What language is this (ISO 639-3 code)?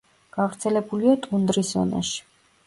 kat